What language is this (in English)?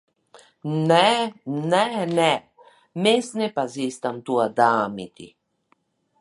Latvian